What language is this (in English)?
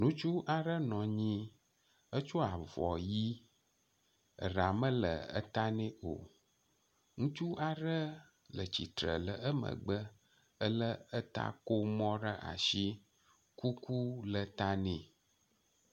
Ewe